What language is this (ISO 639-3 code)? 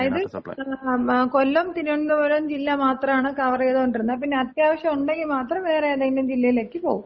mal